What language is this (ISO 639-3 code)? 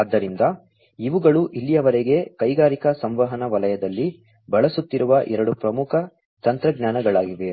kan